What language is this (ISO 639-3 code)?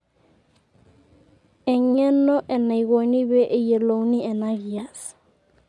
mas